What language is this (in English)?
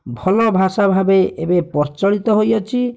Odia